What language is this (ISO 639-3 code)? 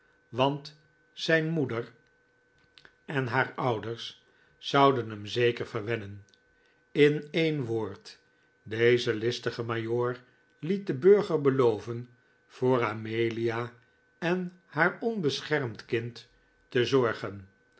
nld